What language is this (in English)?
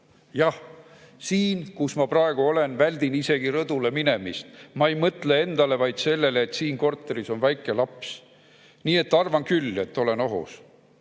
Estonian